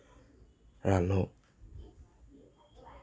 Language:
Assamese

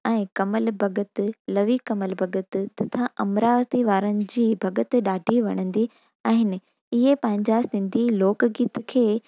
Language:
Sindhi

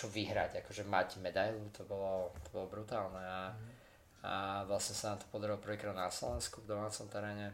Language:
Slovak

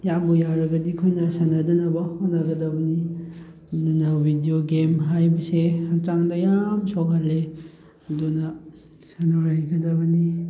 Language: Manipuri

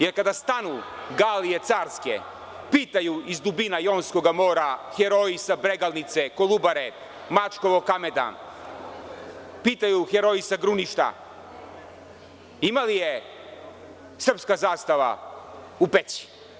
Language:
Serbian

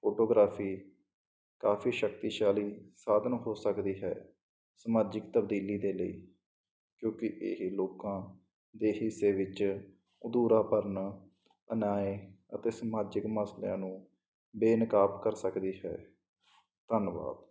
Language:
Punjabi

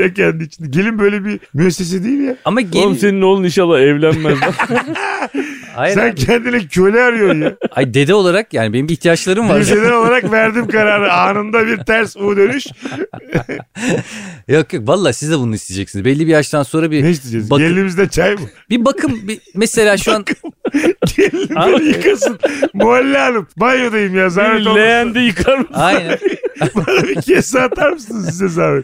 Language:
Turkish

